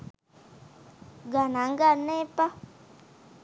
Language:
Sinhala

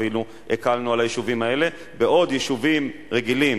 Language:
Hebrew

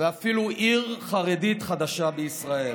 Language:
Hebrew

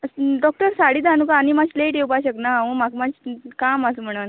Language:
Konkani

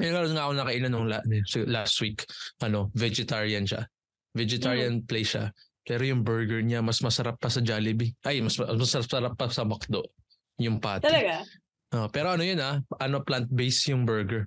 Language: Filipino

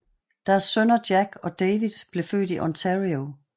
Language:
Danish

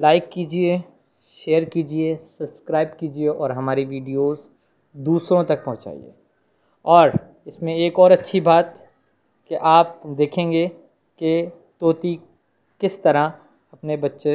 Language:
Hindi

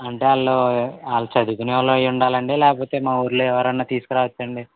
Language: Telugu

